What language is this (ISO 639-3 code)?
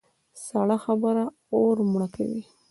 pus